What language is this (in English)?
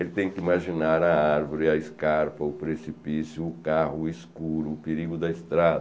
Portuguese